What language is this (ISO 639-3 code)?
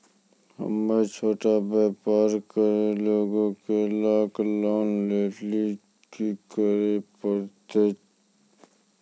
mai